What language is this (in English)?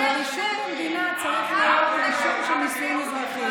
Hebrew